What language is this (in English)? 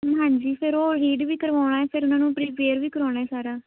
Punjabi